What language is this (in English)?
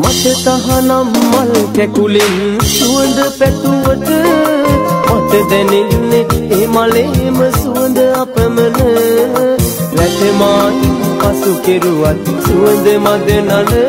Romanian